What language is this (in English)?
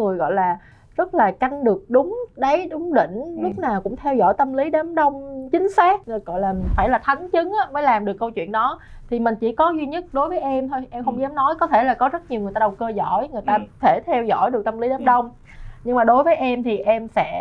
Vietnamese